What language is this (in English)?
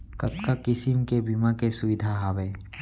Chhattisgarhi